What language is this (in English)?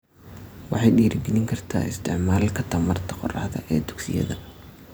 Somali